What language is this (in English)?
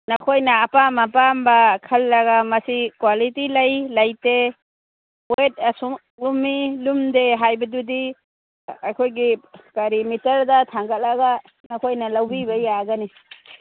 Manipuri